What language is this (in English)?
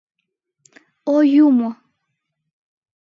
Mari